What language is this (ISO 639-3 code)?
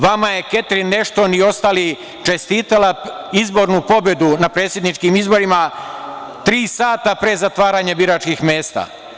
srp